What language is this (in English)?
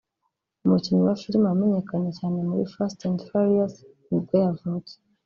Kinyarwanda